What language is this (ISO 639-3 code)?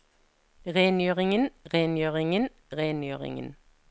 nor